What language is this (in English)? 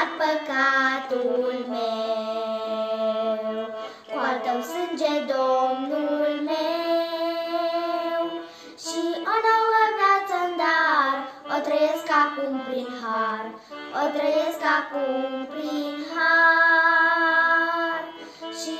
Romanian